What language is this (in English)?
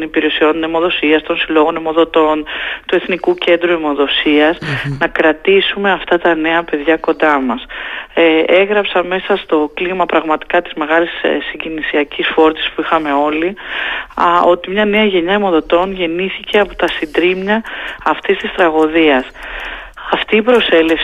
Greek